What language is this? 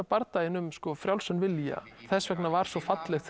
Icelandic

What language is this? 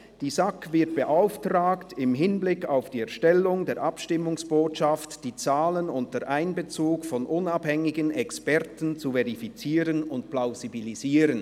Swiss German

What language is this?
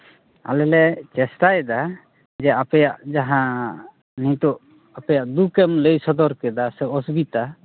Santali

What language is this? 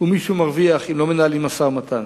Hebrew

